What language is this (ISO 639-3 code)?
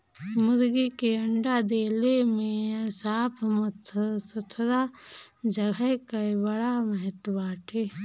bho